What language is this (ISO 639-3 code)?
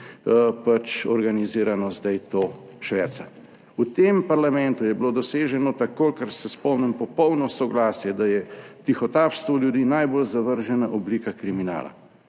slv